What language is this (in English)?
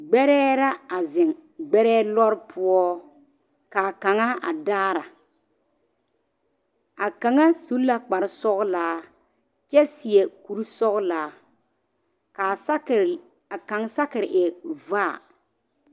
Southern Dagaare